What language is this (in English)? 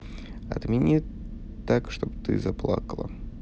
Russian